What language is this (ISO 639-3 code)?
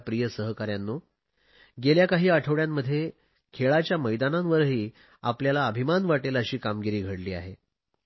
mar